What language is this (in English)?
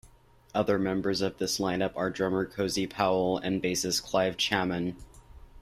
English